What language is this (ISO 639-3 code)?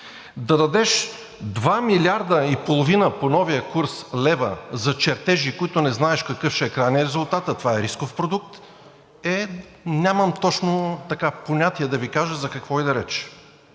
bul